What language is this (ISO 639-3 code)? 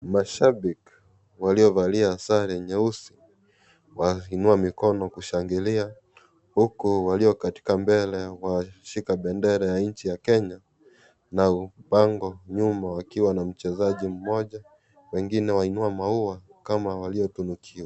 swa